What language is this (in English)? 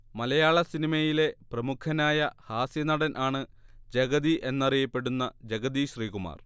Malayalam